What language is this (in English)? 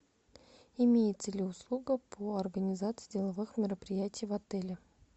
Russian